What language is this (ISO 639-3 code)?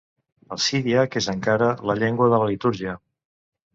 cat